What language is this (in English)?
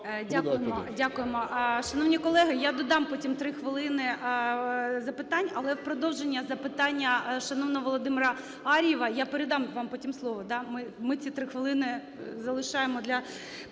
Ukrainian